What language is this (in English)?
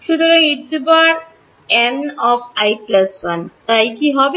Bangla